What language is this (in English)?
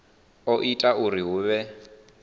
Venda